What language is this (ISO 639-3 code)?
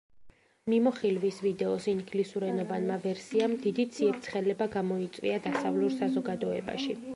kat